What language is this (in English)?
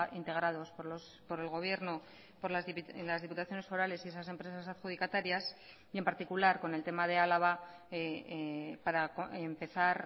Spanish